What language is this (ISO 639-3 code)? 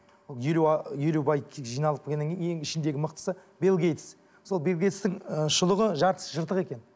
kaz